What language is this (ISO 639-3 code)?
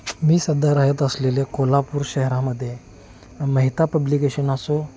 mar